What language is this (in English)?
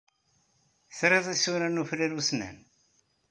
Kabyle